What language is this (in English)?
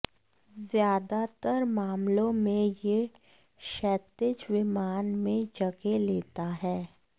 Hindi